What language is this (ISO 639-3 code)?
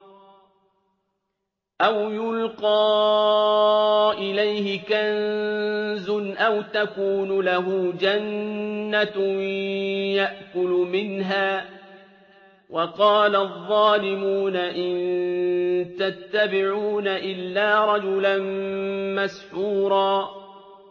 ara